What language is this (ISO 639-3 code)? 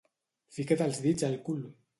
cat